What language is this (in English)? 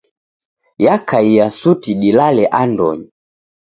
Taita